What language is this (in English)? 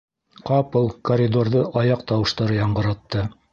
Bashkir